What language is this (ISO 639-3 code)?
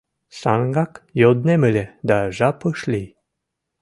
chm